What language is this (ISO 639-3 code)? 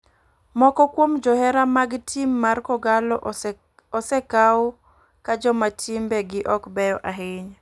luo